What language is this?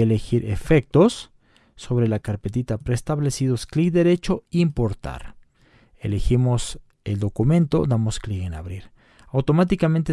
Spanish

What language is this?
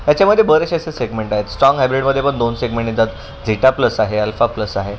Marathi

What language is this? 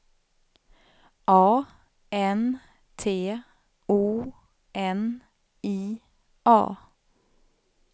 Swedish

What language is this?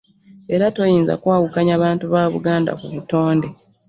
Ganda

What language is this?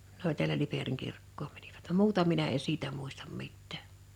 Finnish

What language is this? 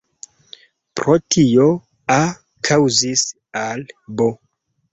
Esperanto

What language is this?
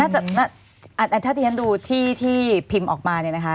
Thai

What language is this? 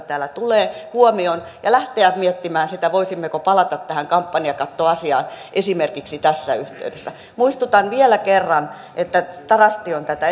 Finnish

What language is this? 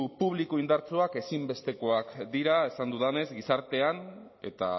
Basque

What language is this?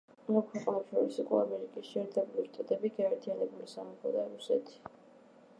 Georgian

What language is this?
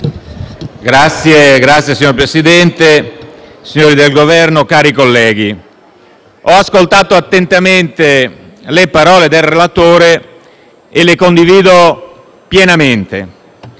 Italian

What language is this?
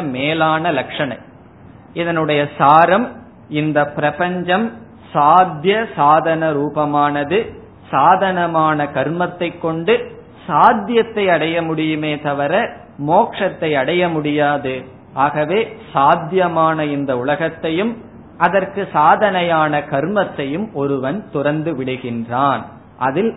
Tamil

